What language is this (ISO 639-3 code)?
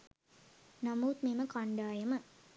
sin